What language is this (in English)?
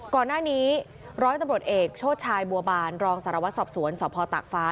Thai